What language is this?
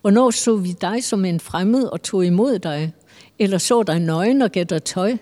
Danish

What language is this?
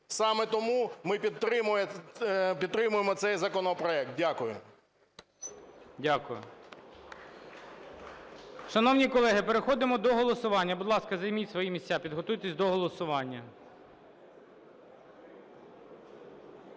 Ukrainian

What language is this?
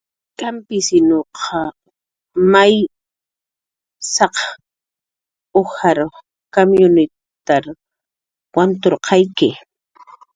Jaqaru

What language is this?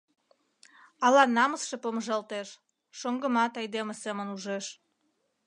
Mari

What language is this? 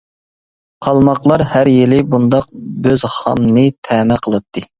Uyghur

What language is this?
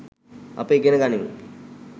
Sinhala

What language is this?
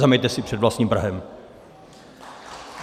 Czech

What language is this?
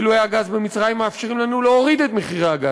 Hebrew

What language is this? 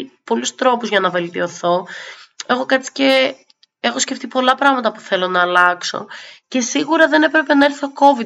Greek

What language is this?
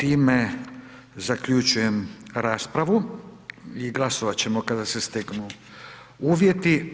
Croatian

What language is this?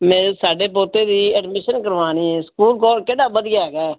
Punjabi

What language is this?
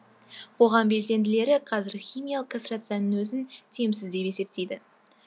Kazakh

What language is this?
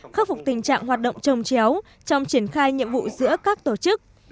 Vietnamese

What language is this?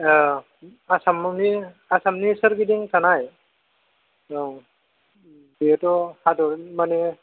Bodo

